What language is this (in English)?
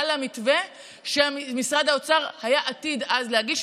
Hebrew